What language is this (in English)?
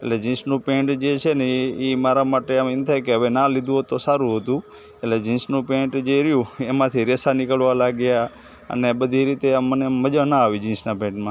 Gujarati